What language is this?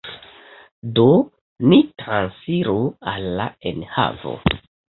Esperanto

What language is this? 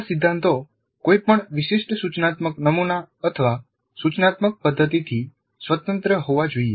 Gujarati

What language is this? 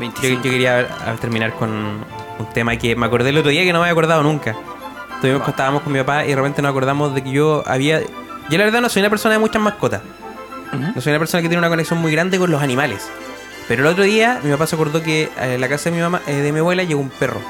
Spanish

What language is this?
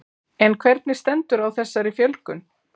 Icelandic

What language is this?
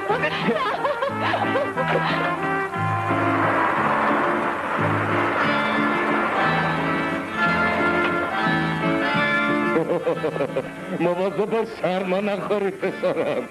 Persian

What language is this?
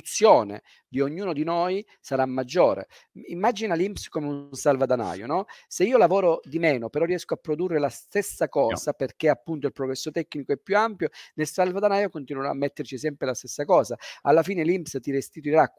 Italian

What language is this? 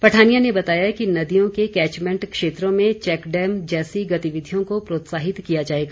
Hindi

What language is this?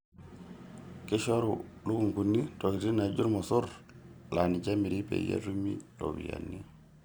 Masai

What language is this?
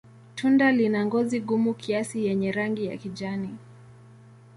Swahili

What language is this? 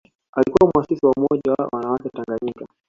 Swahili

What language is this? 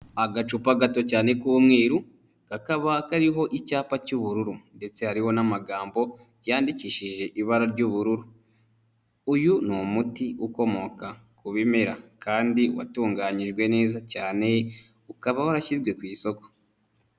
Kinyarwanda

